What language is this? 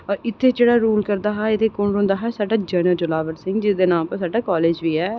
Dogri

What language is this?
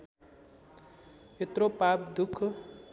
Nepali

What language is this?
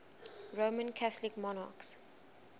English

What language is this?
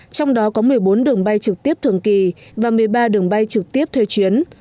Vietnamese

